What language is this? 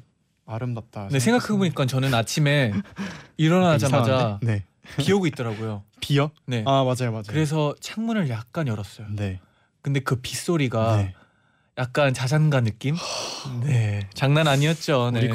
Korean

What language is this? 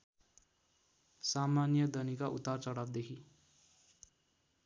Nepali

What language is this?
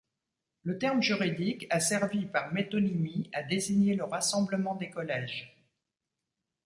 French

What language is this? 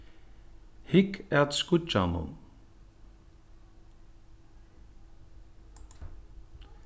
Faroese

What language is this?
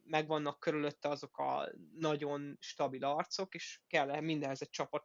Hungarian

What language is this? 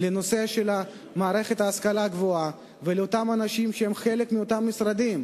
Hebrew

